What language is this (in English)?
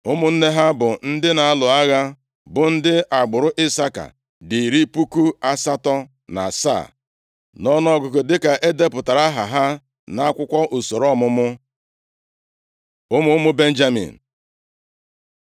Igbo